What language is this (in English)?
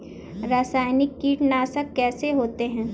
Hindi